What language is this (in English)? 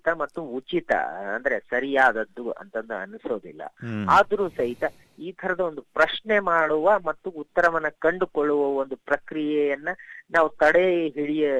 Kannada